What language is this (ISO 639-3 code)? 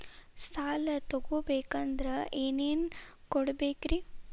kan